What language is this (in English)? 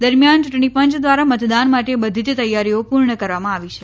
Gujarati